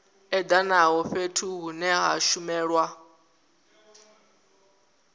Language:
Venda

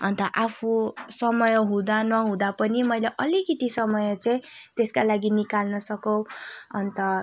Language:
Nepali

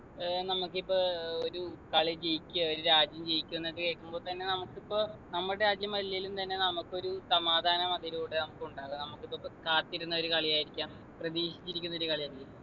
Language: Malayalam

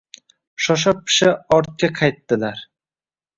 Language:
Uzbek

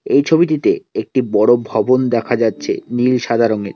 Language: Bangla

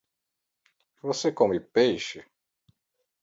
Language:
Portuguese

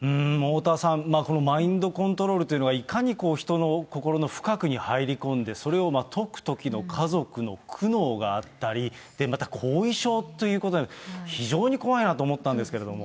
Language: Japanese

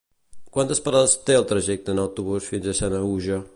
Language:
Catalan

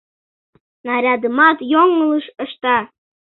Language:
Mari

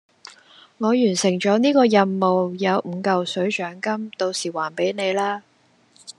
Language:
Cantonese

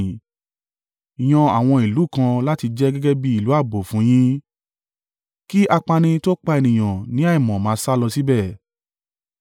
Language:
Yoruba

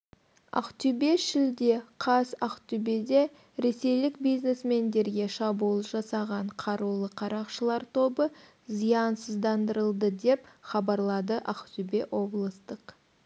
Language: Kazakh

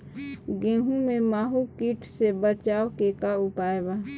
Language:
Bhojpuri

